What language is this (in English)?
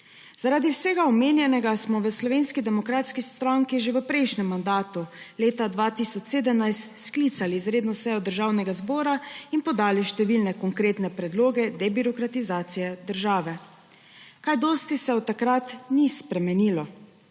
Slovenian